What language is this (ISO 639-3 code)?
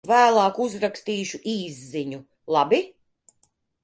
lav